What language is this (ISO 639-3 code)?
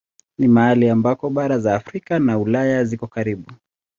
swa